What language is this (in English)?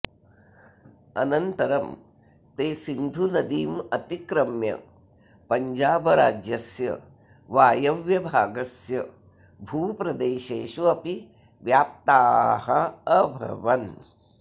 Sanskrit